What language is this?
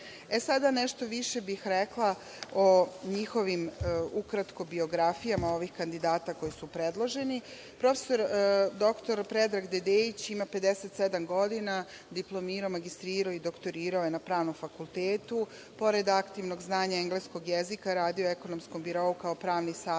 Serbian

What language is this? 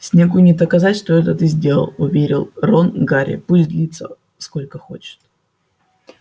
Russian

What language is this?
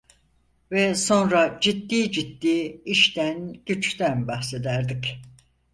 Turkish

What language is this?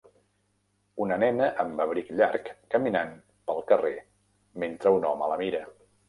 Catalan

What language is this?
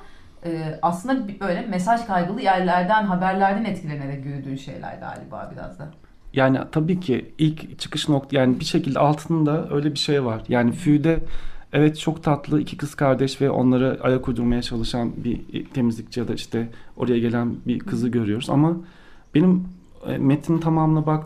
Turkish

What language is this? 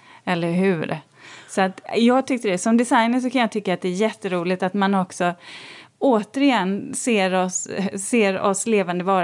Swedish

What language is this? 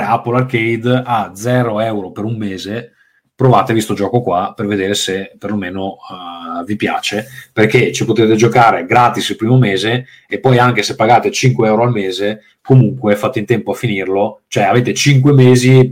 Italian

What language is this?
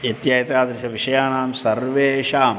Sanskrit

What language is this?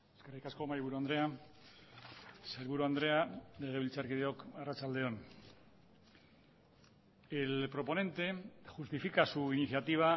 Basque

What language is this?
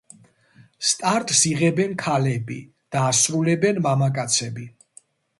Georgian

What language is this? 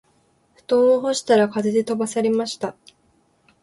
Japanese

